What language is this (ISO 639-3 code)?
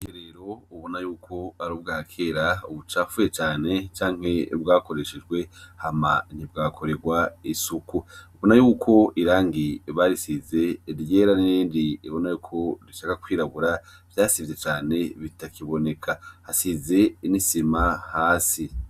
run